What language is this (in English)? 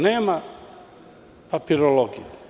Serbian